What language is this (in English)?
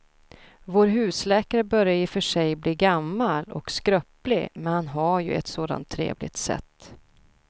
Swedish